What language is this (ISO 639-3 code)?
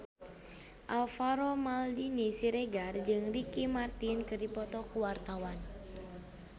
sun